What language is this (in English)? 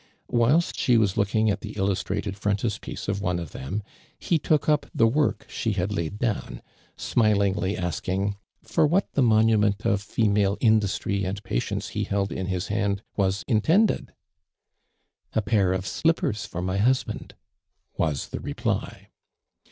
English